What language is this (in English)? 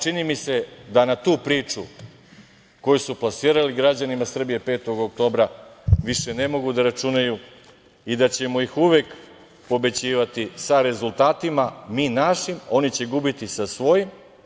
Serbian